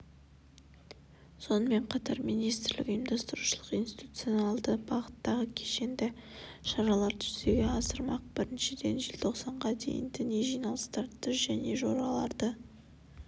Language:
Kazakh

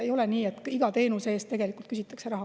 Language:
Estonian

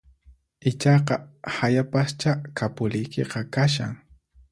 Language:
Puno Quechua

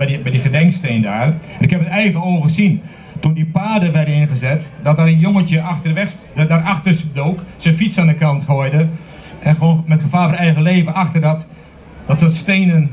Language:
Dutch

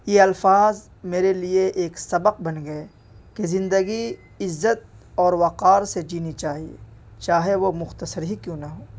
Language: Urdu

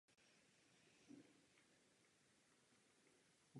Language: Czech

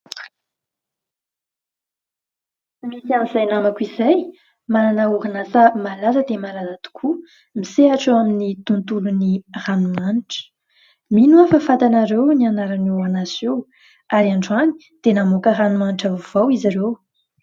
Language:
Malagasy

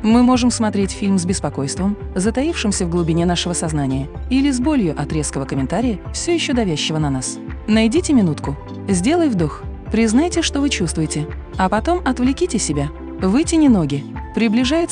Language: Russian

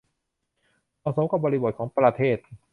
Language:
Thai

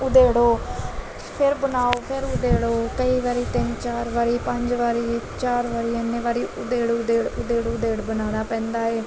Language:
Punjabi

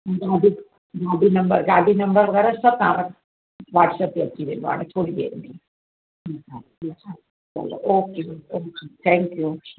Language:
Sindhi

